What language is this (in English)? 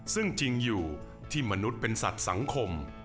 Thai